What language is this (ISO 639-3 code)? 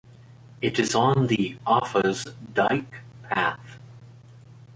eng